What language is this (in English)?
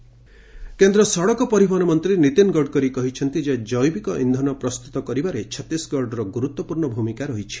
Odia